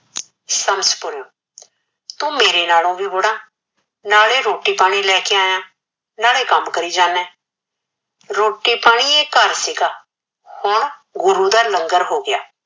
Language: Punjabi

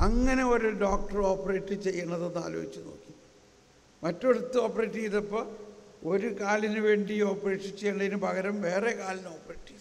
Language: Malayalam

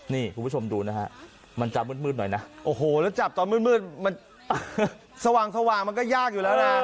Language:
Thai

